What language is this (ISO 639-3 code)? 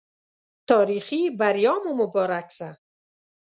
pus